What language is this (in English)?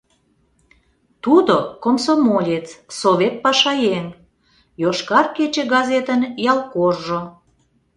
Mari